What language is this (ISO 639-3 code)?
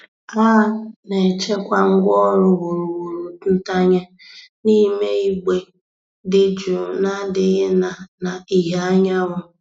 ibo